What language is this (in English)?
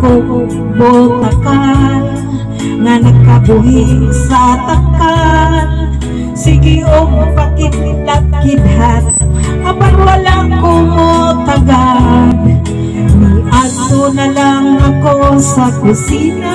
Filipino